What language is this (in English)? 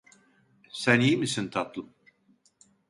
Turkish